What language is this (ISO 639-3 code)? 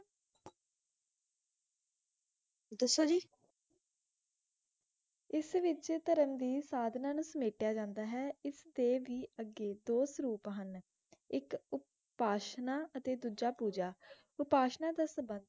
pan